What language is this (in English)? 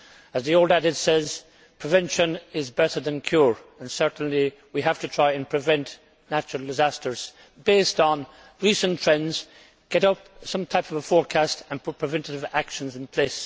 English